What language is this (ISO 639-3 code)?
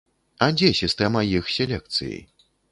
bel